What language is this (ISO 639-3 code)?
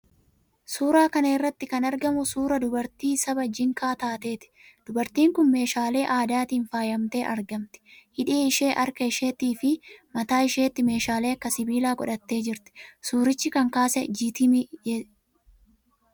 orm